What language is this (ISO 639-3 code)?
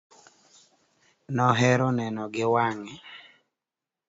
luo